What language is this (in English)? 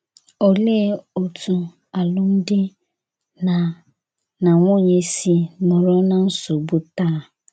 Igbo